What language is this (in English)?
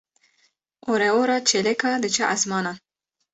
Kurdish